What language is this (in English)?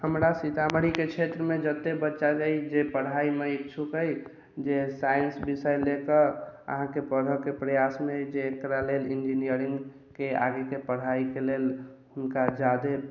Maithili